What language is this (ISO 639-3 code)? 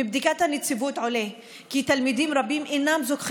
heb